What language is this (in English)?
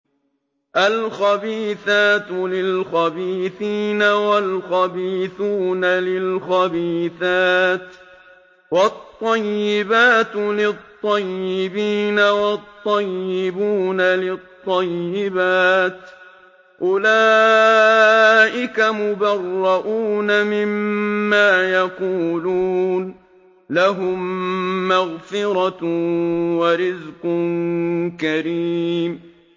Arabic